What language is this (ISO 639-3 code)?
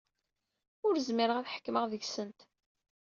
kab